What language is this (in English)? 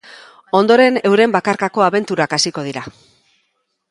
Basque